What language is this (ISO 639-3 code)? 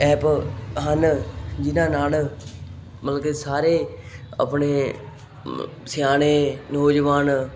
pan